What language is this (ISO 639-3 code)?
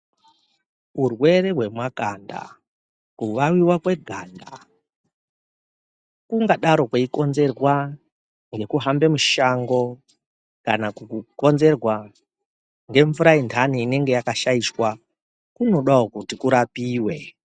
ndc